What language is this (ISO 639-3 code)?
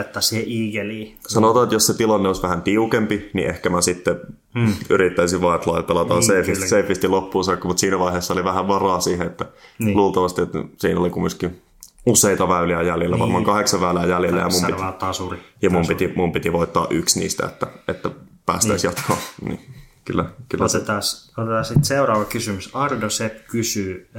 fin